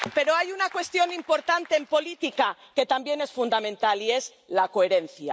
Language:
Spanish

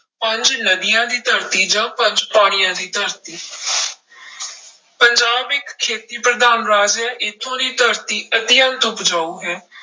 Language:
Punjabi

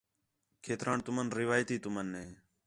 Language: Khetrani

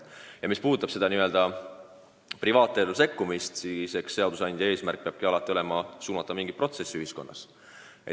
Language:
Estonian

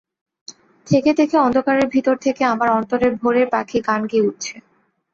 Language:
Bangla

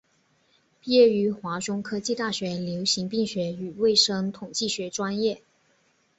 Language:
Chinese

